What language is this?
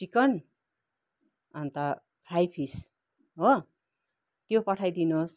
Nepali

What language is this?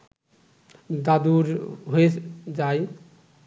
Bangla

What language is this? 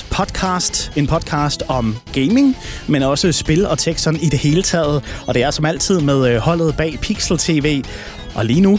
Danish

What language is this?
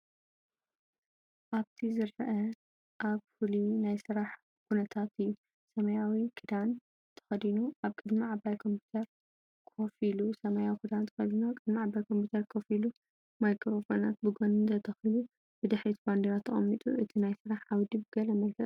Tigrinya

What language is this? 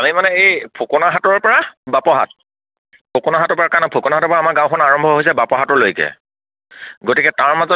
Assamese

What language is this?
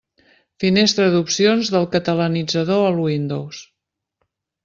Catalan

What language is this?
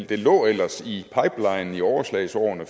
Danish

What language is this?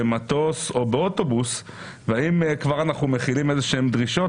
Hebrew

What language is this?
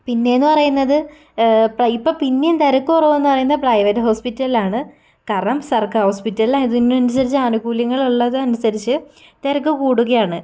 Malayalam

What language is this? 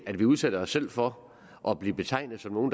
Danish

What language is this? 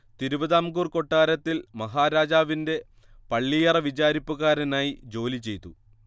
Malayalam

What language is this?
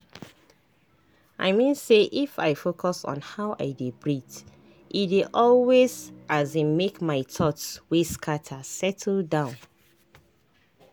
Nigerian Pidgin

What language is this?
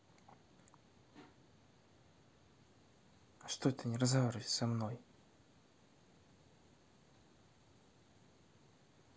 Russian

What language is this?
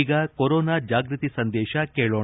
Kannada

